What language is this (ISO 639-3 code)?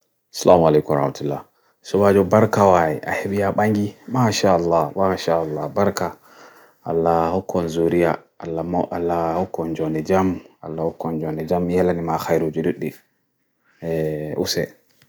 fui